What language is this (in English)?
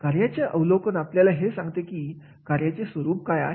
Marathi